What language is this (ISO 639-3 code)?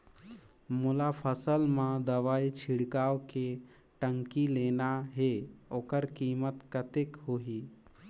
hne